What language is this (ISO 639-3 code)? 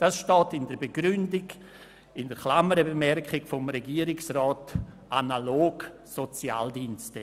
gsw